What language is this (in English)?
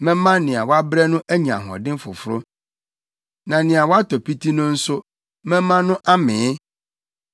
Akan